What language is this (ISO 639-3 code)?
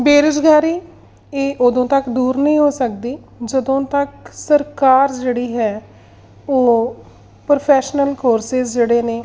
pan